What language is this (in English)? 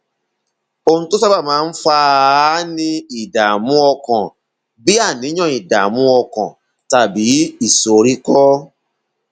Yoruba